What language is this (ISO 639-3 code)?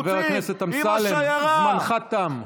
heb